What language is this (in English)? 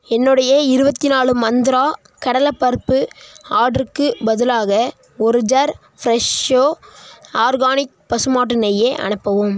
Tamil